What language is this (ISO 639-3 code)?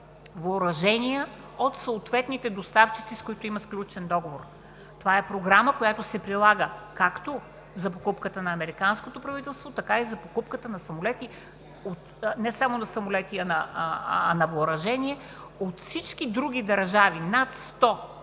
bul